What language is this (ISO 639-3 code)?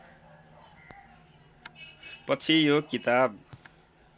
nep